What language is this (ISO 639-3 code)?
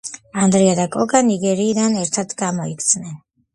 kat